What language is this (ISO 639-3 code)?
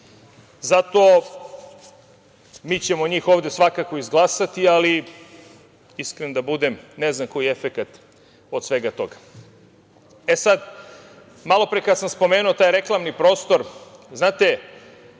srp